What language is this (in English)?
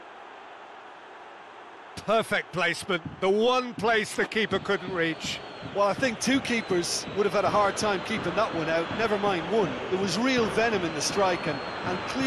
English